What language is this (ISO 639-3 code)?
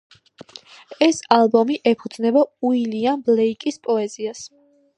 kat